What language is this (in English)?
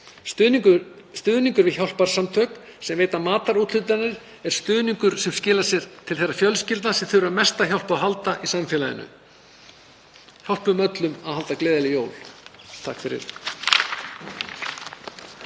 Icelandic